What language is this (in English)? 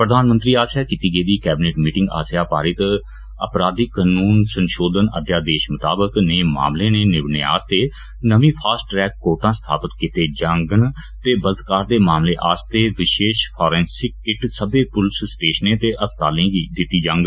Dogri